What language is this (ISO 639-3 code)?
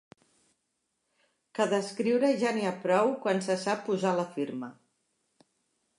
cat